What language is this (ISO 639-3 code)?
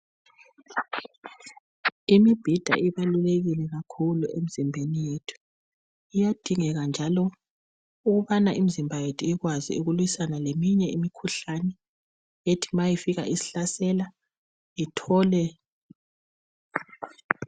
nde